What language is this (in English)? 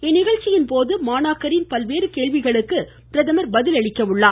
Tamil